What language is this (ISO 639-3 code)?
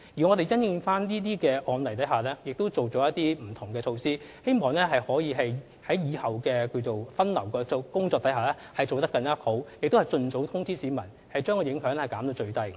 yue